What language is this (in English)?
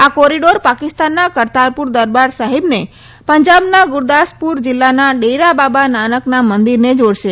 Gujarati